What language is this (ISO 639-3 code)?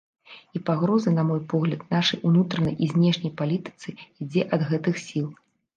bel